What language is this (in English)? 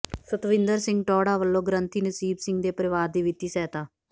Punjabi